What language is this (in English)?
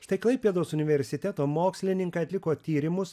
Lithuanian